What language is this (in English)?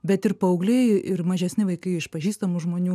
Lithuanian